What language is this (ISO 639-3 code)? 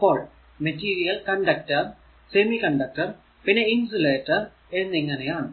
mal